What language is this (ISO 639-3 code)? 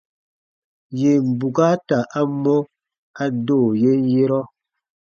bba